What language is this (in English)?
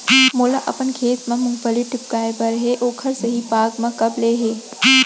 Chhattisgarhi